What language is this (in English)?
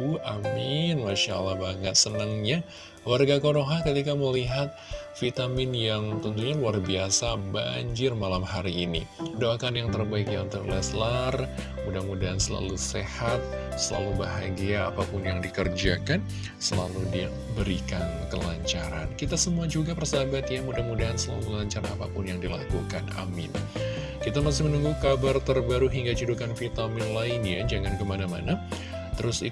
Indonesian